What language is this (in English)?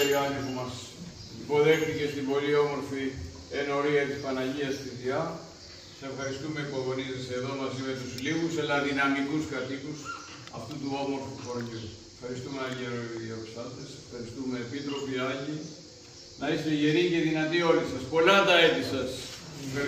Greek